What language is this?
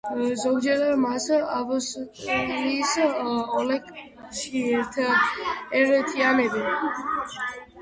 Georgian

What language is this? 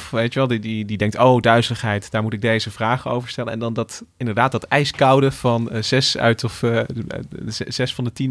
Dutch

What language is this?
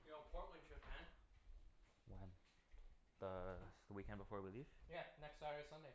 English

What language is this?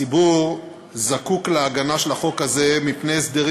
Hebrew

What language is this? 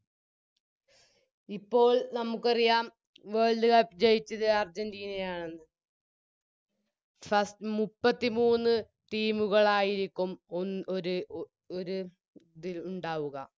Malayalam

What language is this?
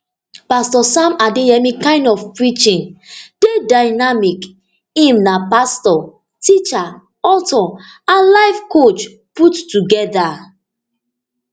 Nigerian Pidgin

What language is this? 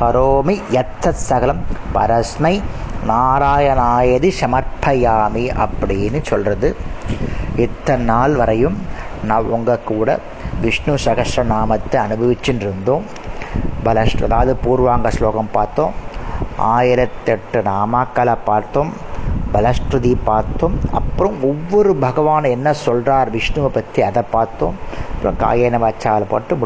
Tamil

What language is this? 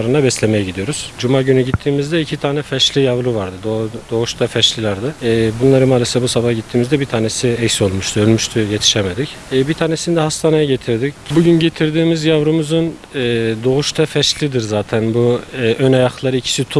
Turkish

